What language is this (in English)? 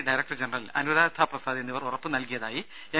Malayalam